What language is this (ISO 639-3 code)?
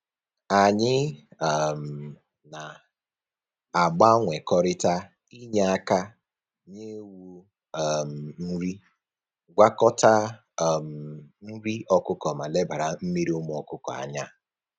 ibo